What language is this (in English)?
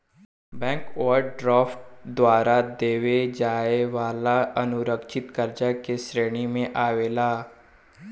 Bhojpuri